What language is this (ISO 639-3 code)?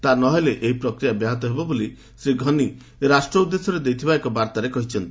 ori